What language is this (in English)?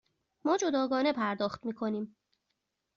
Persian